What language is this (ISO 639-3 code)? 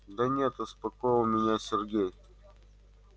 rus